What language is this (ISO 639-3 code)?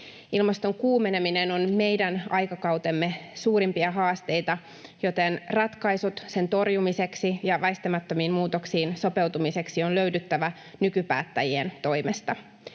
fin